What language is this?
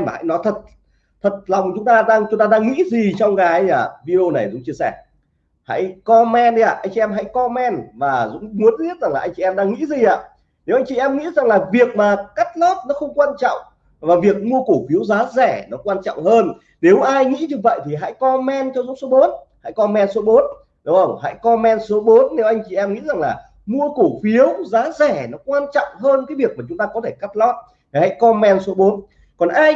Vietnamese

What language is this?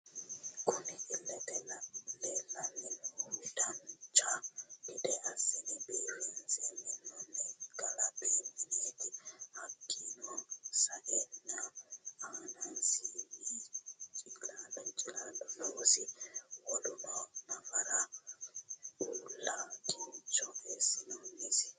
Sidamo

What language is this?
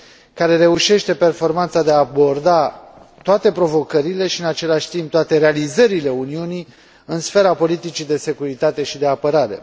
Romanian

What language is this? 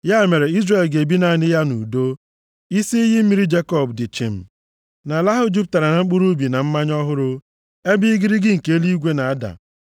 Igbo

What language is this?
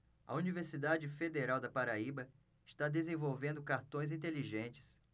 Portuguese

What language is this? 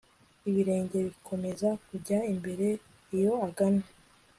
Kinyarwanda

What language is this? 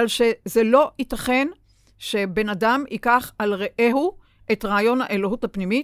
Hebrew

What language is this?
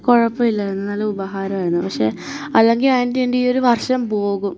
Malayalam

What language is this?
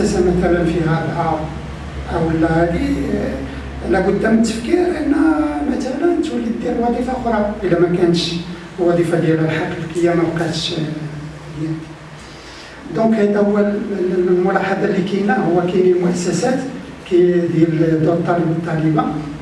Arabic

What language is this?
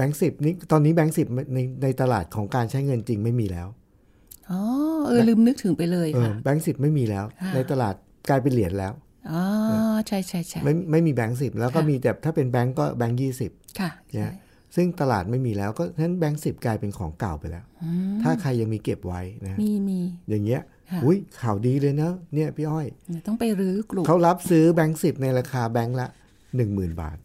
Thai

